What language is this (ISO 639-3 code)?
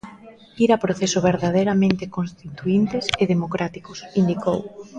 glg